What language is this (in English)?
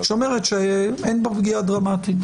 Hebrew